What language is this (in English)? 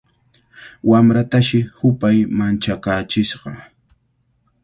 Cajatambo North Lima Quechua